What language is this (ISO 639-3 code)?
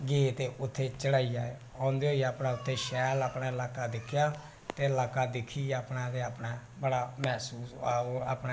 doi